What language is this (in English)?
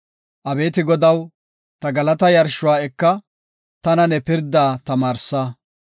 Gofa